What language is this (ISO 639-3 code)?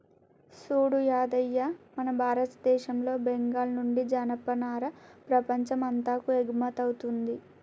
tel